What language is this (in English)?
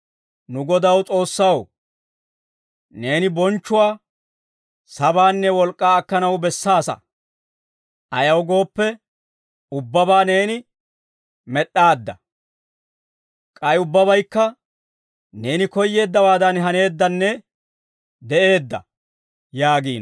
Dawro